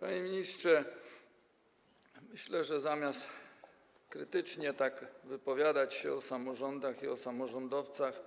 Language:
Polish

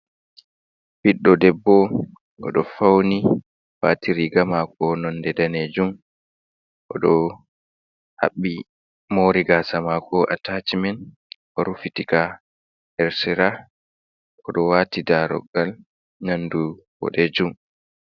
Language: Fula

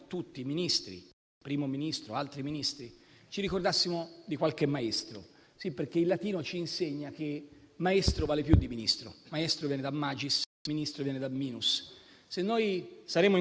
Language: Italian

